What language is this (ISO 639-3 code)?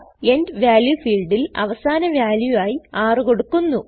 mal